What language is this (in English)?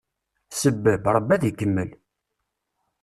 Kabyle